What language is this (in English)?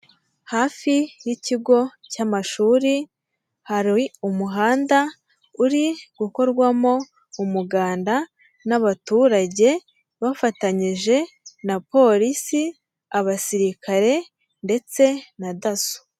Kinyarwanda